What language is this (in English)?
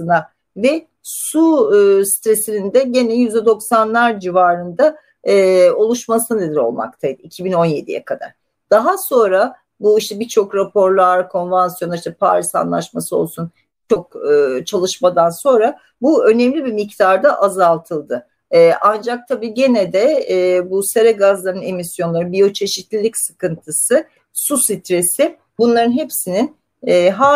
Turkish